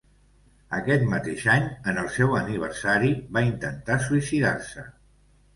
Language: Catalan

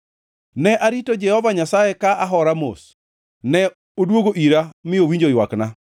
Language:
Luo (Kenya and Tanzania)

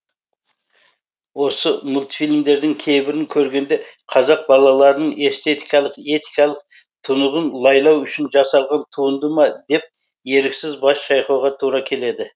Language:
Kazakh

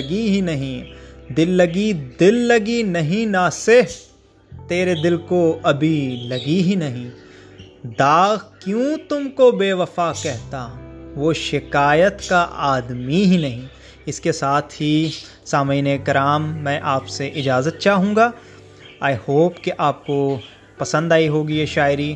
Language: Urdu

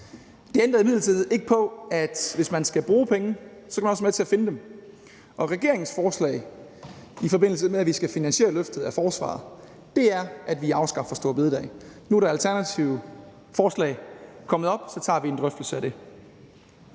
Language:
Danish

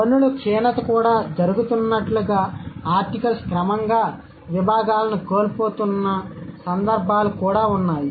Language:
Telugu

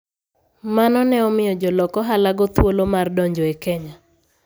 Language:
Luo (Kenya and Tanzania)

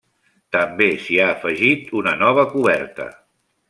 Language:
Catalan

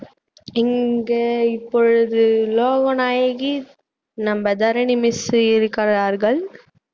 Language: Tamil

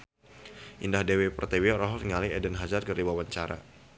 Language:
Sundanese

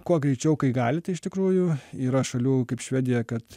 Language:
Lithuanian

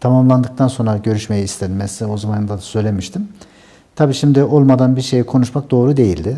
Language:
Turkish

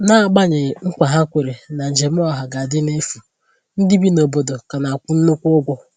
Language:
Igbo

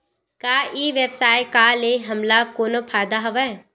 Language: Chhattisgarhi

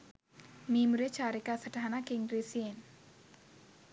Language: Sinhala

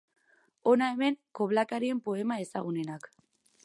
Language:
Basque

